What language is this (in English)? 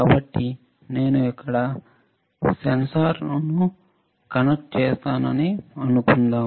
Telugu